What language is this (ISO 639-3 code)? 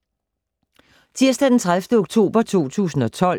dan